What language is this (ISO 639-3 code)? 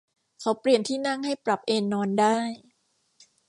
tha